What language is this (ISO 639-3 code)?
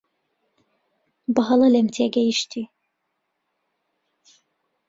ckb